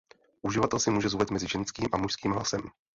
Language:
Czech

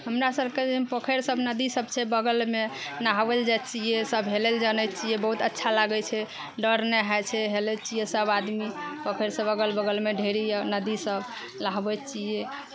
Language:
Maithili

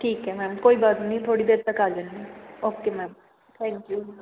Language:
Punjabi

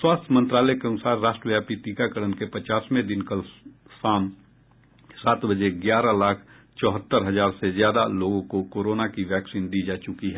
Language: Hindi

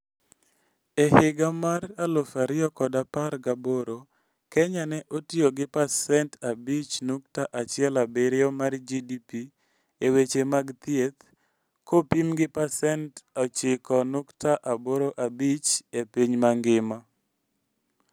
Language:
Luo (Kenya and Tanzania)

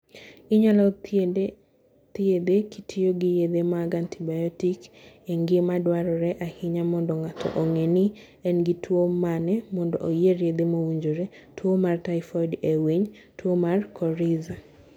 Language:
Luo (Kenya and Tanzania)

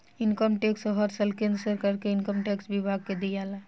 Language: Bhojpuri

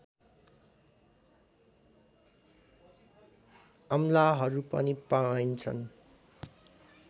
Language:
Nepali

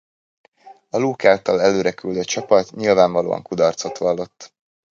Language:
Hungarian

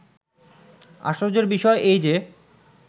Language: Bangla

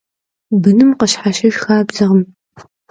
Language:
Kabardian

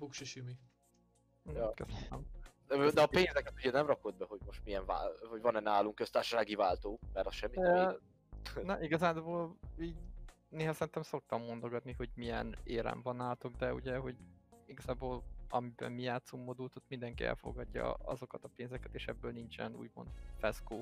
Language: Hungarian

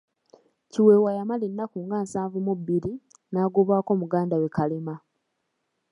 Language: Ganda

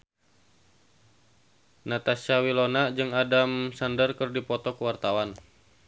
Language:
Sundanese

